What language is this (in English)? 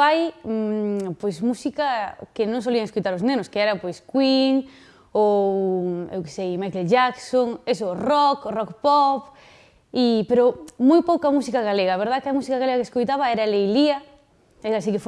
Galician